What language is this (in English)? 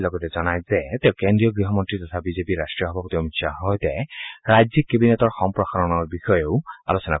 Assamese